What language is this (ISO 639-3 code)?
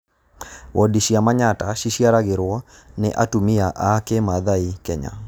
kik